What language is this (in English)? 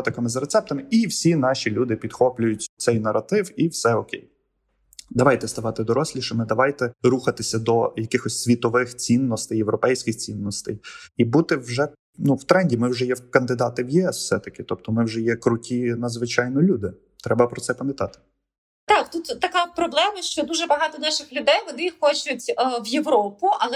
Ukrainian